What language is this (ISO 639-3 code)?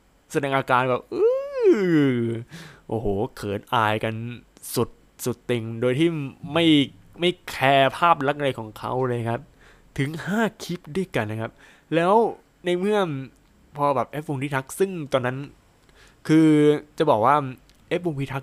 tha